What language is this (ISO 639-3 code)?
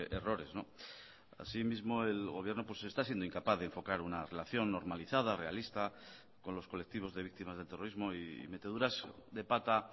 spa